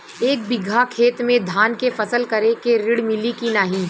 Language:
Bhojpuri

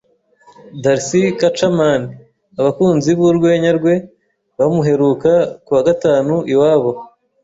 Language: Kinyarwanda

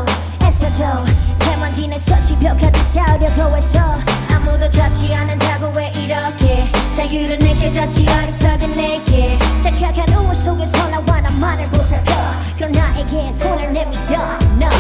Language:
Korean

